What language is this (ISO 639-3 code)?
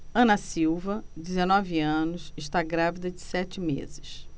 por